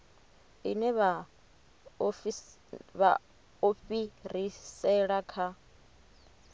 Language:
Venda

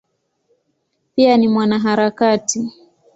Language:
Swahili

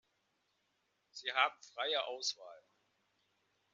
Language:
German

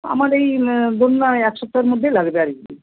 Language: Bangla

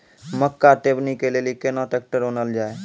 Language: Maithili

